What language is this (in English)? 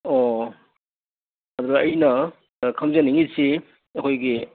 Manipuri